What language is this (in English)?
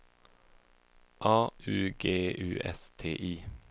Swedish